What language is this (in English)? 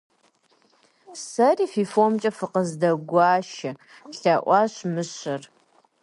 Kabardian